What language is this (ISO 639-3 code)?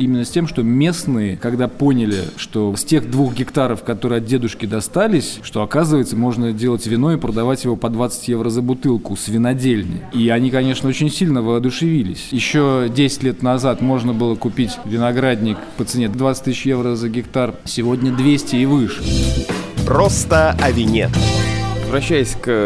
rus